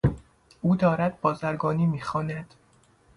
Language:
Persian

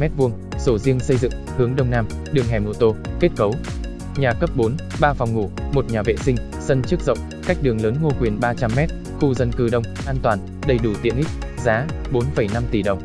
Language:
Vietnamese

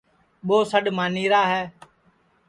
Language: Sansi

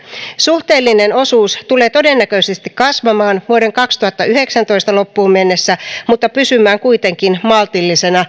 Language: Finnish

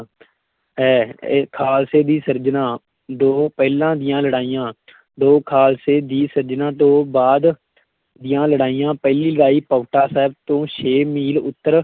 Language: Punjabi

